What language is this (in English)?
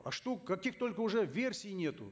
Kazakh